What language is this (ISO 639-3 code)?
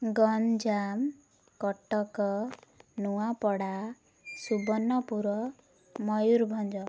ori